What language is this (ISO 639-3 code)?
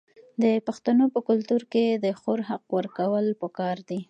pus